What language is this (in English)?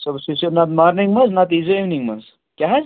Kashmiri